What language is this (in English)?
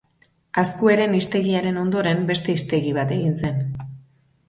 Basque